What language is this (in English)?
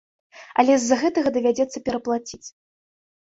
Belarusian